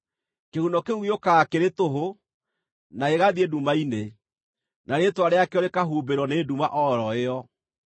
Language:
Kikuyu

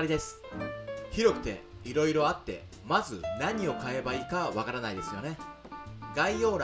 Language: Japanese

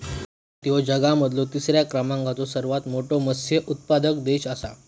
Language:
Marathi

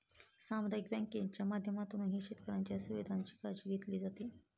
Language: Marathi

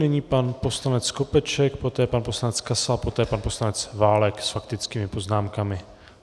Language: Czech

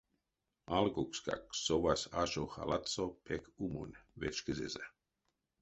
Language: Erzya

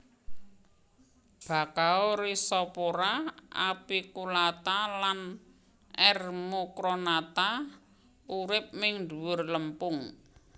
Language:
Javanese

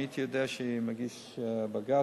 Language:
Hebrew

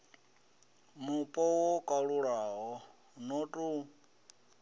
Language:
Venda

